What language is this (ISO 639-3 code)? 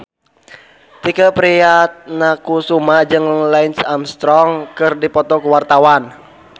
sun